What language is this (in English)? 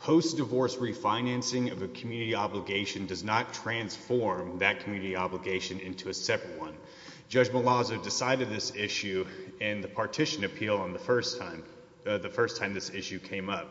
English